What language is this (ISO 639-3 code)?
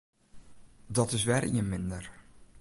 fry